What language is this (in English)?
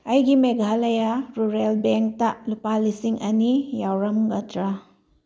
Manipuri